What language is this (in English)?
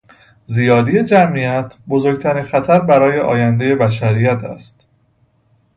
Persian